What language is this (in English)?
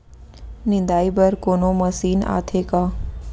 Chhattisgarhi